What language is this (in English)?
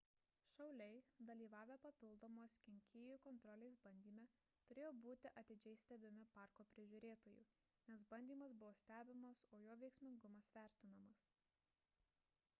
Lithuanian